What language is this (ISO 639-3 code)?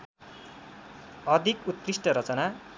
nep